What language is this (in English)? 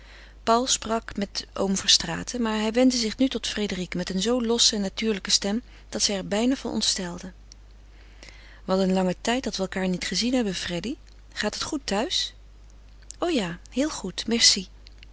Dutch